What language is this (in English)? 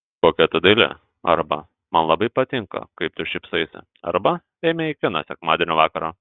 Lithuanian